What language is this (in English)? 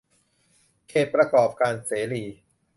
Thai